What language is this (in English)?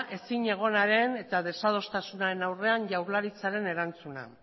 Basque